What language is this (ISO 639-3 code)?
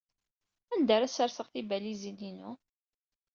kab